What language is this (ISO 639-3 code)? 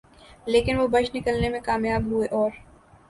urd